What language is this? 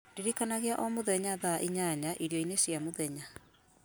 Kikuyu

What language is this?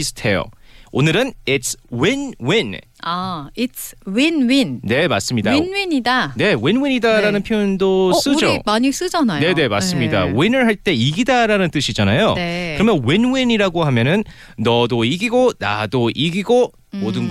Korean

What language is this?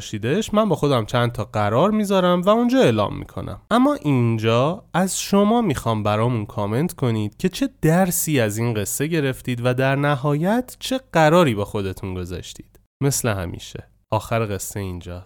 Persian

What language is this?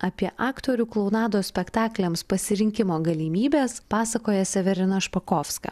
Lithuanian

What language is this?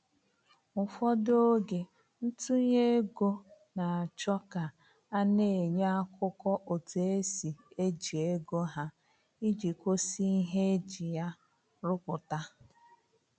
Igbo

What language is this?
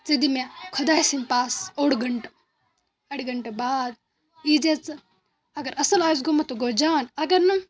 Kashmiri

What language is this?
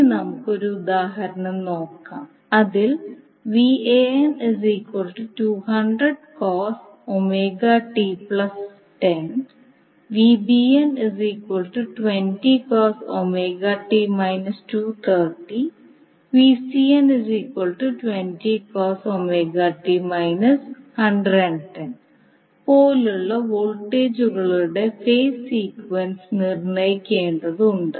Malayalam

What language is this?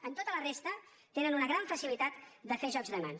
Catalan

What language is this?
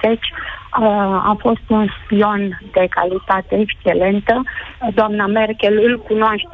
Romanian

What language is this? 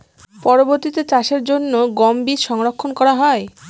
Bangla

